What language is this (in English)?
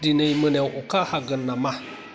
Bodo